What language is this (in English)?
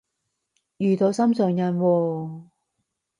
Cantonese